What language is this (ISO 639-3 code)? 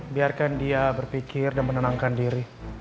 ind